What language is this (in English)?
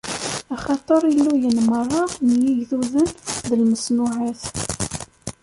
Kabyle